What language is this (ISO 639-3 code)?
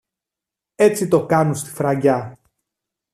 ell